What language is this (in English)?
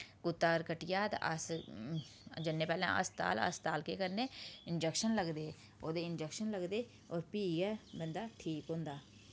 Dogri